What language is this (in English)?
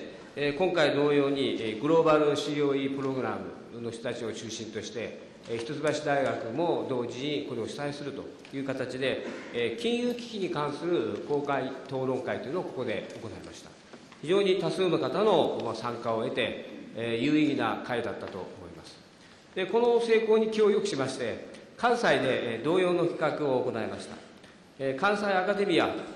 Japanese